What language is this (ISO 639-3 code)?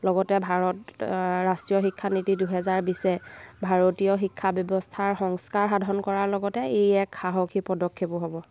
asm